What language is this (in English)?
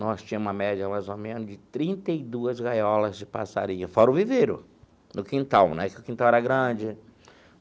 Portuguese